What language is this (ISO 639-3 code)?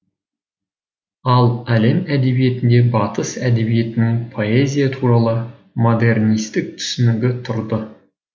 kaz